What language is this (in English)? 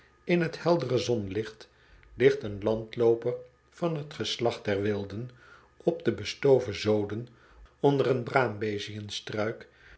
Dutch